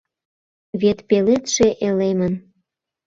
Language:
Mari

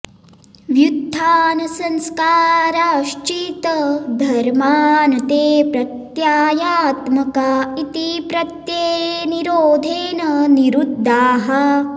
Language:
Sanskrit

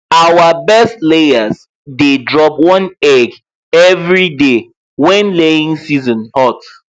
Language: Nigerian Pidgin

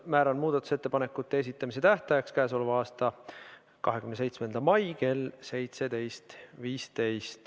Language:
Estonian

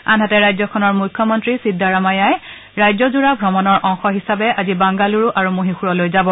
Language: Assamese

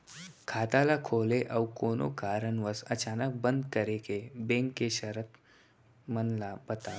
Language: Chhattisgarhi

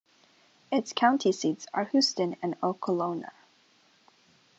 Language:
English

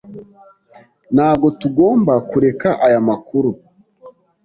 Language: Kinyarwanda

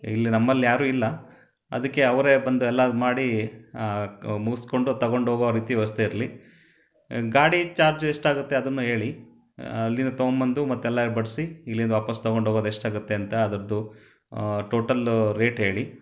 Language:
Kannada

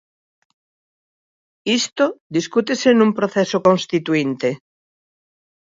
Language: Galician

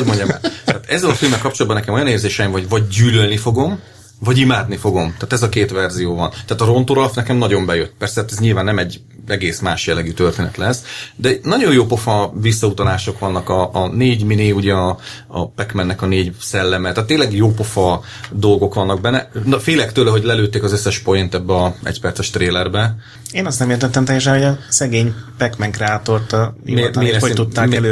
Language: Hungarian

